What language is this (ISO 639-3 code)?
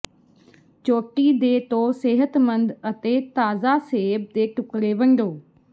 pan